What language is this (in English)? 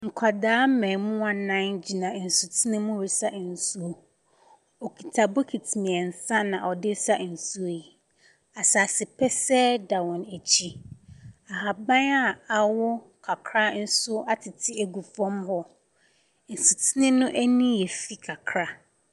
Akan